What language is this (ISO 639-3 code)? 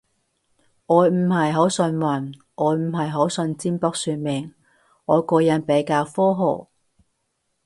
yue